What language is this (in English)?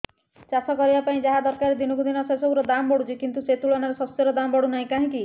Odia